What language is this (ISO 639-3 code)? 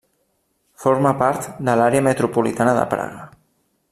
cat